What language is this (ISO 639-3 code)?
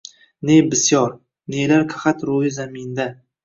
uzb